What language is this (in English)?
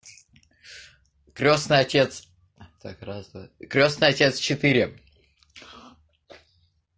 Russian